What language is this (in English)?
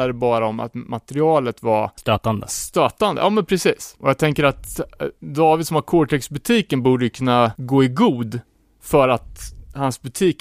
Swedish